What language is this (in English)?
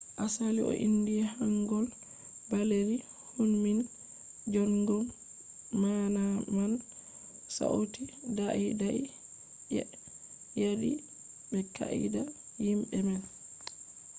Fula